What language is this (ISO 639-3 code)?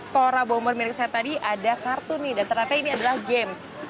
ind